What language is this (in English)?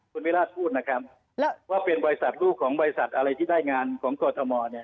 Thai